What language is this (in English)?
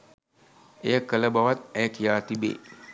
Sinhala